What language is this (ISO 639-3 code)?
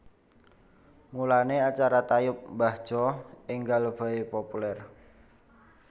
jav